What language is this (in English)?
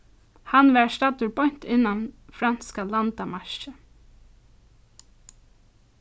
Faroese